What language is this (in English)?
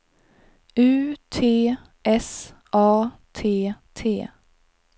Swedish